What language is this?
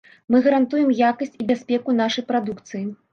Belarusian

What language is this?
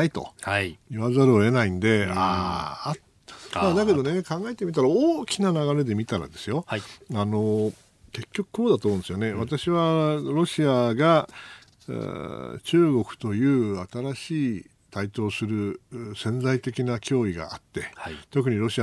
Japanese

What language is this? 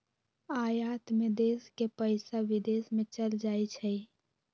Magahi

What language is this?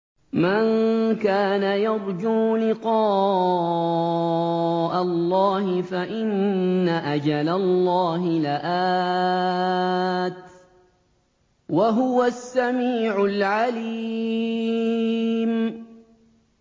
Arabic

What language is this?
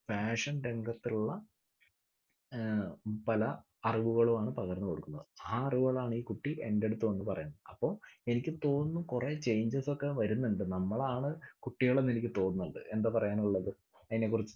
Malayalam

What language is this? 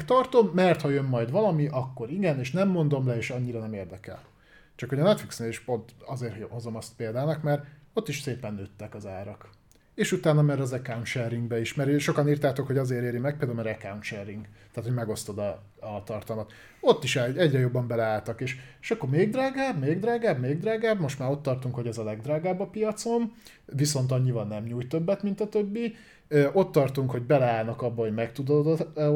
Hungarian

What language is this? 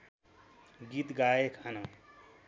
Nepali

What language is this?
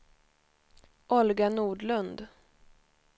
Swedish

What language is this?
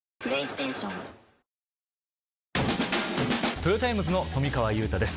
Japanese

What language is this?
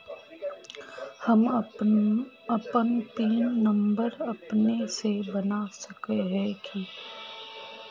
Magahi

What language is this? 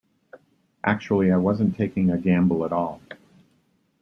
English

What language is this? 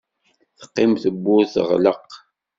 Kabyle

